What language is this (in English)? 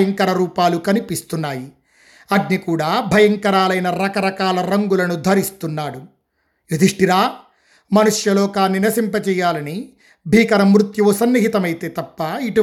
Telugu